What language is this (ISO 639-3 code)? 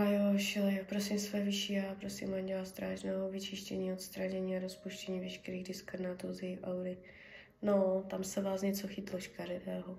ces